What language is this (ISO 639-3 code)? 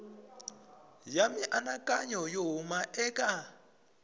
tso